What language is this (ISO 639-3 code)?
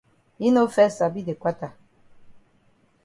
wes